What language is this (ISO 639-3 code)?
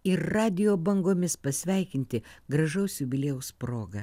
lit